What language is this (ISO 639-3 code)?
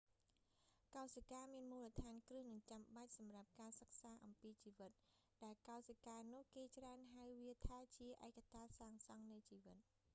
khm